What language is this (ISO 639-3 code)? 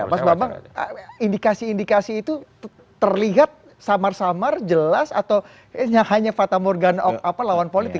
ind